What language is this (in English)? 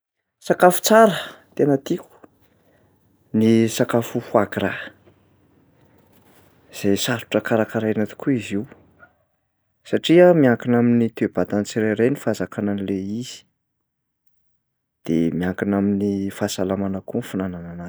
Malagasy